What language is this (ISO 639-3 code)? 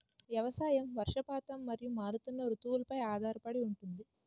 tel